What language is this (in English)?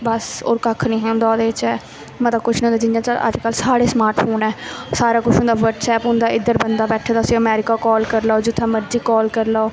Dogri